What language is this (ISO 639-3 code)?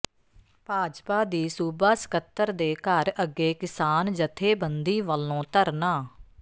pan